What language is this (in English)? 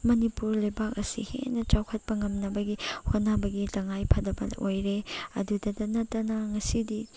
Manipuri